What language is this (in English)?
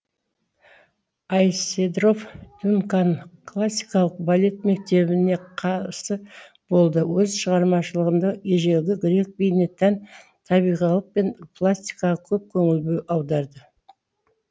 Kazakh